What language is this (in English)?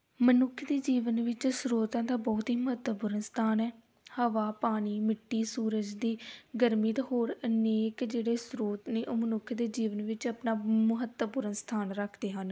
Punjabi